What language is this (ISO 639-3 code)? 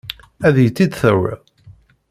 kab